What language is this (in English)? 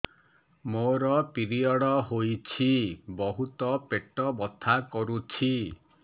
Odia